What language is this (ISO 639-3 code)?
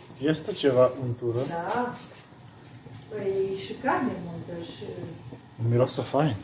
ron